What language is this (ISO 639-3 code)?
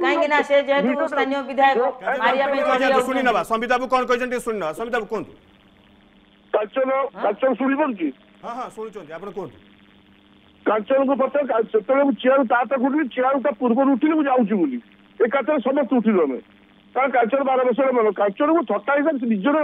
ron